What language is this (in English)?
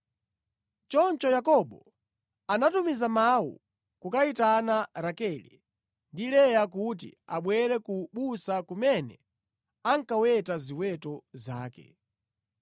Nyanja